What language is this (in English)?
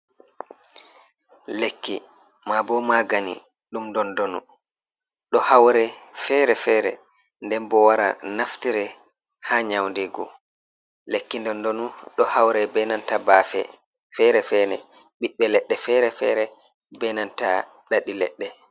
Fula